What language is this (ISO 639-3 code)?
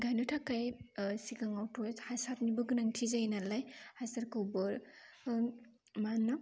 brx